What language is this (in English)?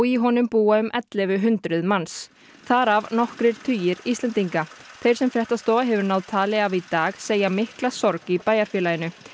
Icelandic